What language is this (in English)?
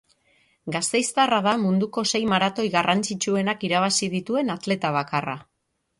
Basque